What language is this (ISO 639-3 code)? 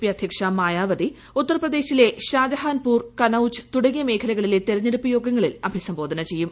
mal